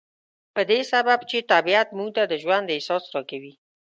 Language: Pashto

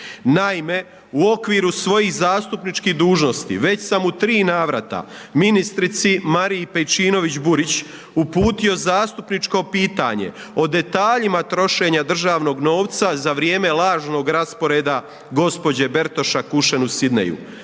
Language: Croatian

